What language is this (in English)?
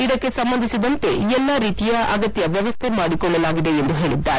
Kannada